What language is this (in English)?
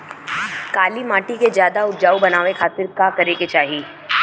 Bhojpuri